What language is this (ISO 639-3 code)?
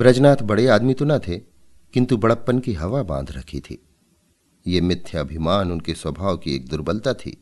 hin